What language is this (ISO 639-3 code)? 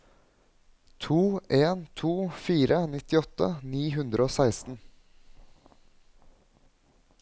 nor